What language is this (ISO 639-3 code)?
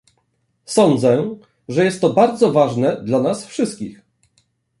pol